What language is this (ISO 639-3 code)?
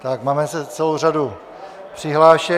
ces